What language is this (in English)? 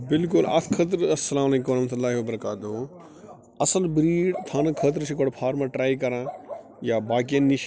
Kashmiri